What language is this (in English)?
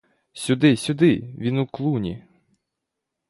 Ukrainian